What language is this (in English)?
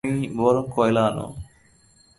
Bangla